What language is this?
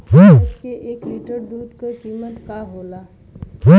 Bhojpuri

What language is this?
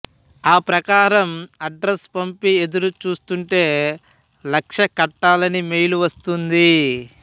Telugu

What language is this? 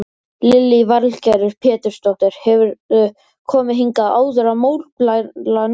Icelandic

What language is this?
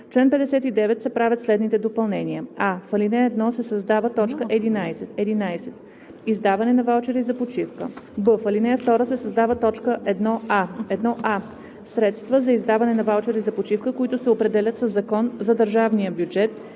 Bulgarian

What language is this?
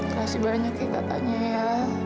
Indonesian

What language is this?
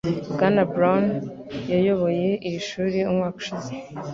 Kinyarwanda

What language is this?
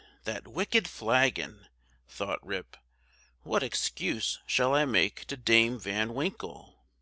English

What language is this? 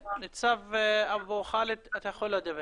Hebrew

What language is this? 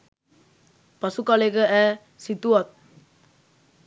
Sinhala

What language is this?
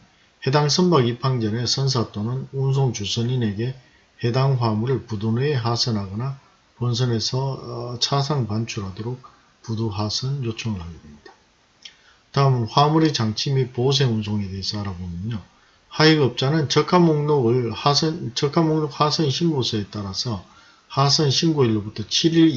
Korean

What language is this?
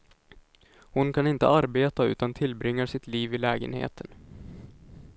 Swedish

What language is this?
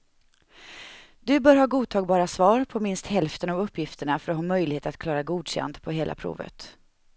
Swedish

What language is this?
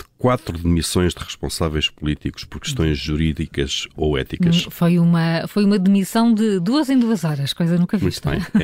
Portuguese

